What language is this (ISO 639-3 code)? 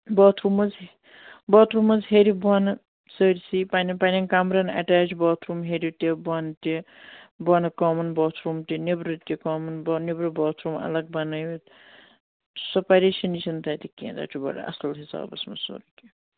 kas